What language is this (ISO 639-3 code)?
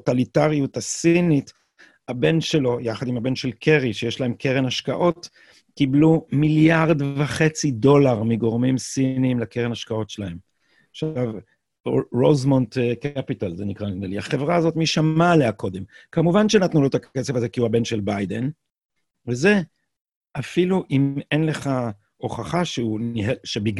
heb